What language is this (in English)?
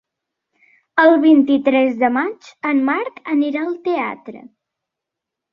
Catalan